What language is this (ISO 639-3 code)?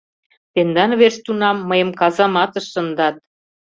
chm